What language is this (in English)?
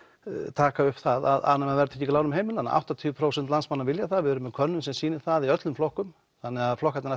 Icelandic